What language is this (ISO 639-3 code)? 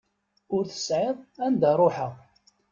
kab